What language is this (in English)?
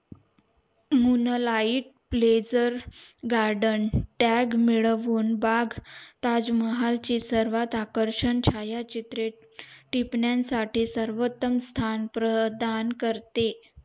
Marathi